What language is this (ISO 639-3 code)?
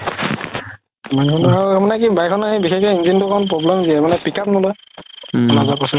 asm